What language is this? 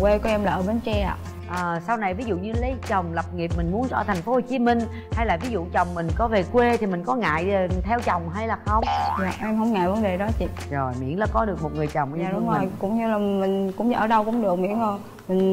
Vietnamese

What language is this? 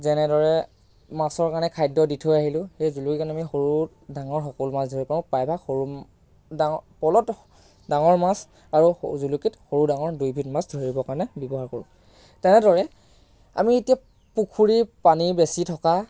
Assamese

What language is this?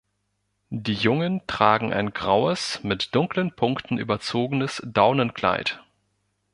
German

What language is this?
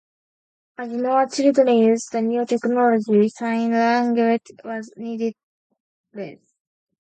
English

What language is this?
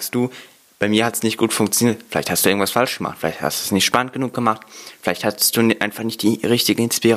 German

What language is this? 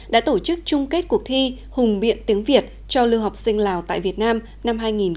Vietnamese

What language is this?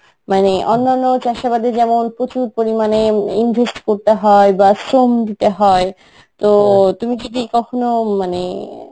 Bangla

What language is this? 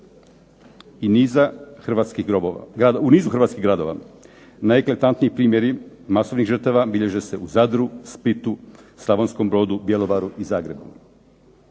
Croatian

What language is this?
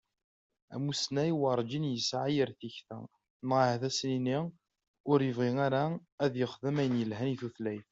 Kabyle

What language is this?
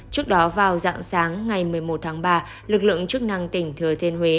Vietnamese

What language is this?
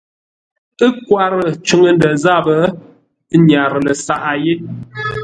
Ngombale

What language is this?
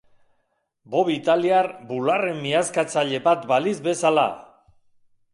Basque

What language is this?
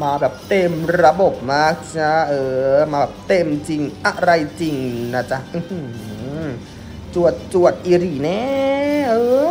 Thai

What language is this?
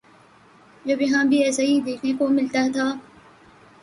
Urdu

